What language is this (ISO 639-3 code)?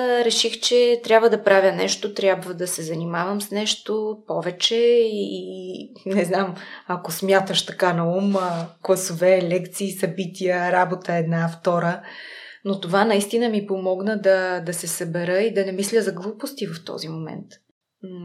bul